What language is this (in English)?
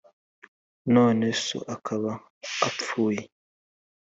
Kinyarwanda